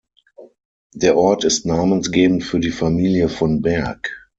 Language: German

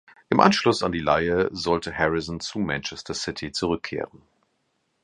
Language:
German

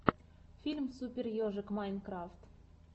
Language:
Russian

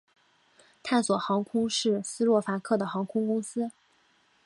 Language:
Chinese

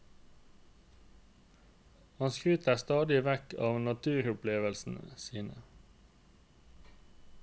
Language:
Norwegian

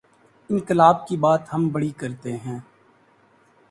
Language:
Urdu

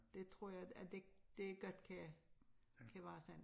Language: Danish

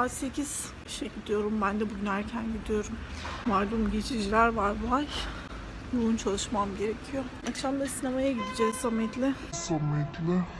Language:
Turkish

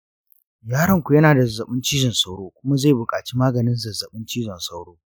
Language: Hausa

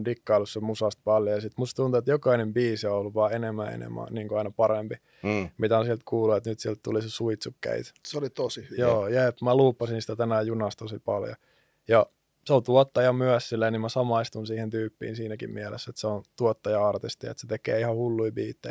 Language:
Finnish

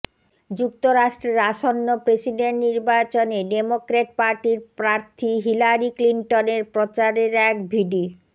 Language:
Bangla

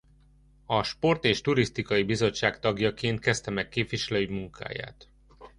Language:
Hungarian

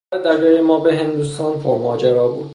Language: Persian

